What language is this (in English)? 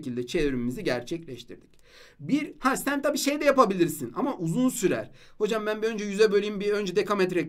Turkish